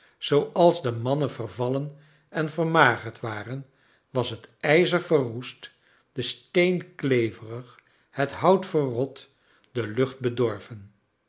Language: Dutch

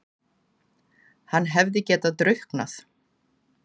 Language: Icelandic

